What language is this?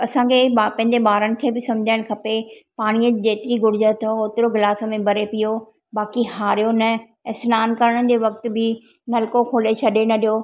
Sindhi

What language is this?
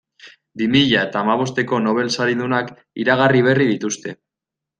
Basque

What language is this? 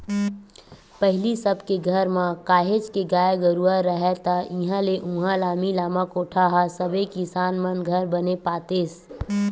Chhattisgarhi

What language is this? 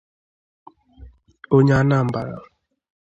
Igbo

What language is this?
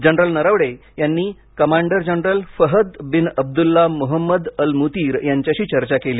Marathi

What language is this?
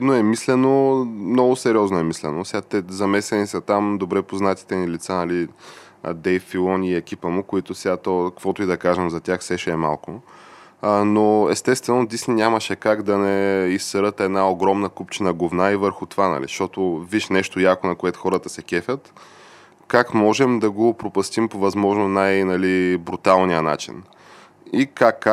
Bulgarian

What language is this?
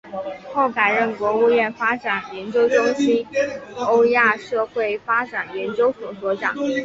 Chinese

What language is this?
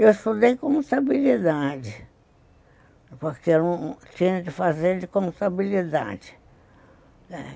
Portuguese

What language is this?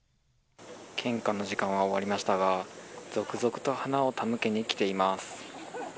Japanese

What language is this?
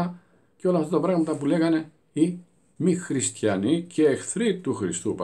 Greek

